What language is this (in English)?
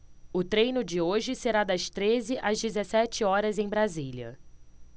Portuguese